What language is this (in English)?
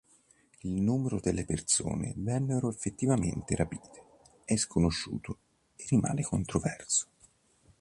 Italian